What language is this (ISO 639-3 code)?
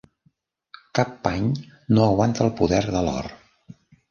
cat